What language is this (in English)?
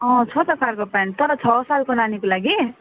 Nepali